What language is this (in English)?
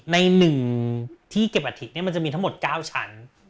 Thai